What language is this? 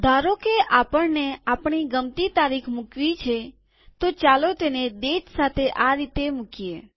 Gujarati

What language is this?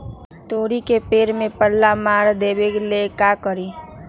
Magahi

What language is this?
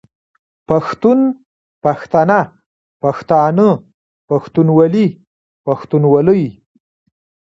Pashto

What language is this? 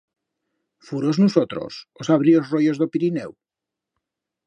Aragonese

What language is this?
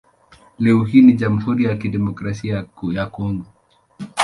Swahili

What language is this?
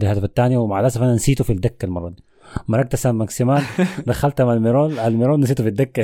Arabic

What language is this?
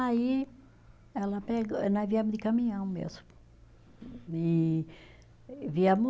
Portuguese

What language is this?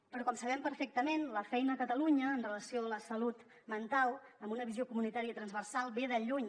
Catalan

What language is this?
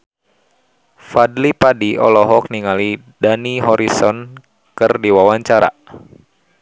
Sundanese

